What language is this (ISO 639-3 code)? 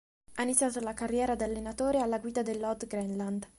ita